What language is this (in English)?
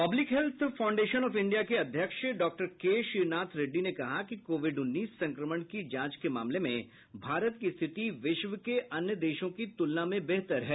Hindi